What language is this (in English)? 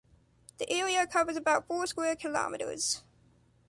English